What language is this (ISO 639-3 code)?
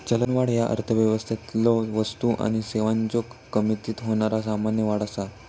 mar